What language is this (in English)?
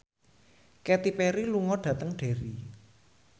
Javanese